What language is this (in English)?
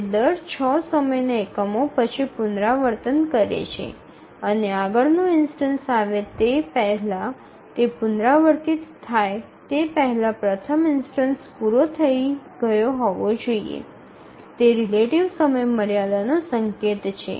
Gujarati